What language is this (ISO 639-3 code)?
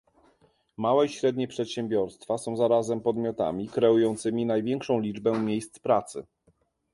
pol